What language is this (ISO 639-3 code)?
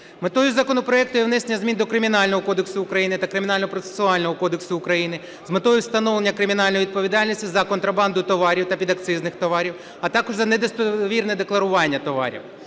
ukr